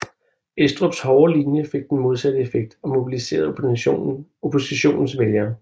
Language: Danish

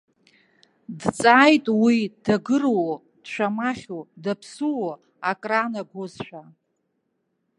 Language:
Abkhazian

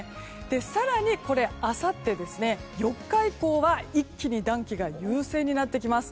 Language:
Japanese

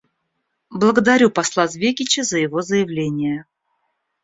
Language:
Russian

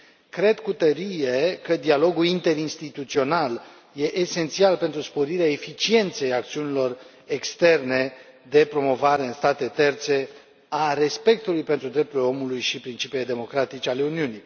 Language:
Romanian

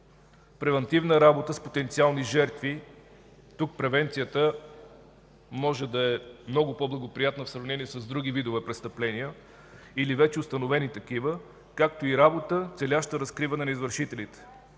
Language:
Bulgarian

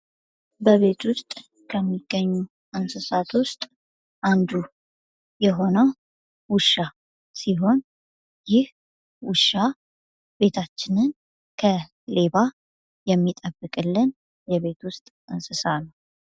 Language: Amharic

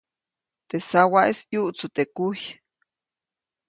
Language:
Copainalá Zoque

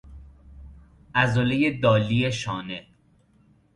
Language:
Persian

